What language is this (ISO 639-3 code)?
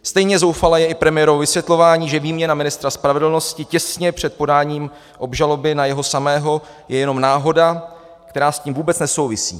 ces